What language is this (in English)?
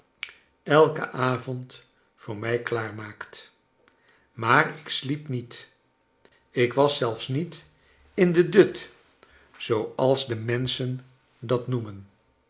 Dutch